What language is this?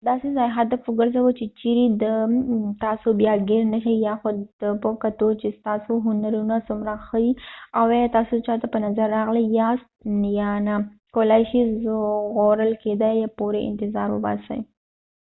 Pashto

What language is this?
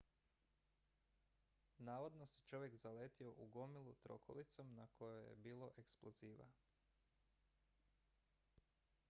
Croatian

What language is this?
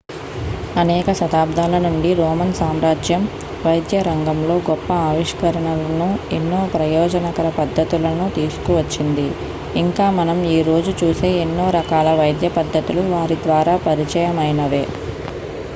Telugu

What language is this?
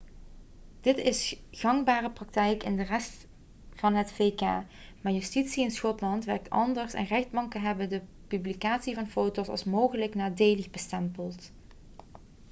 Dutch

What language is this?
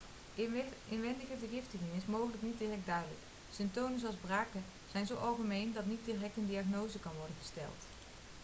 Dutch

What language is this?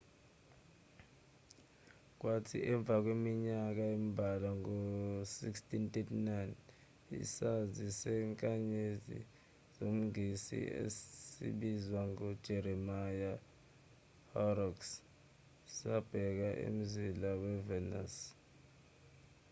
Zulu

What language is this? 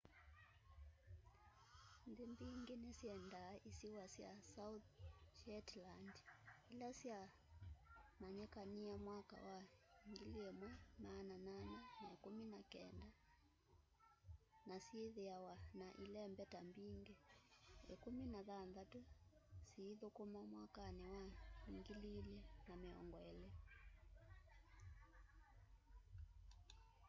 Kamba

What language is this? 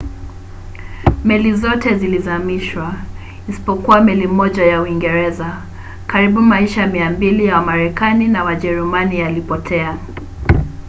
Swahili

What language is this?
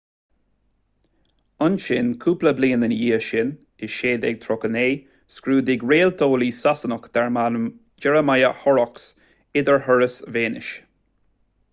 Irish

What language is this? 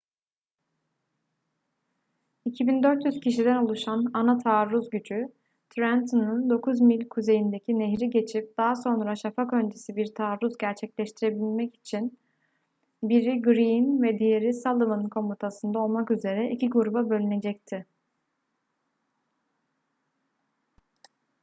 Turkish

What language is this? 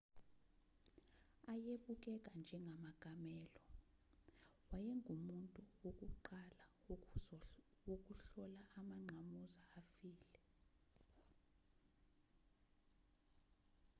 Zulu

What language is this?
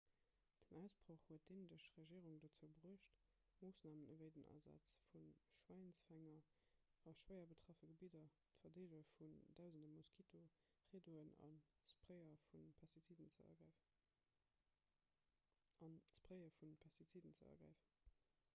Luxembourgish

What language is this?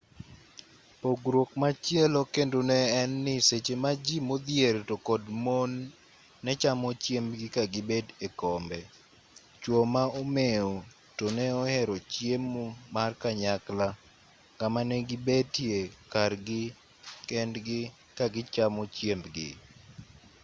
Luo (Kenya and Tanzania)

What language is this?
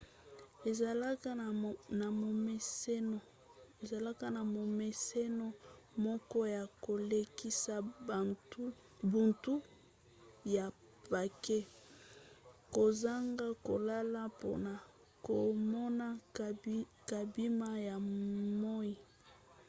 Lingala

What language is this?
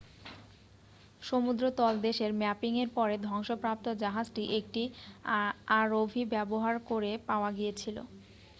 Bangla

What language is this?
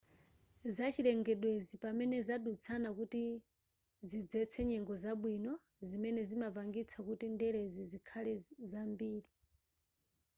Nyanja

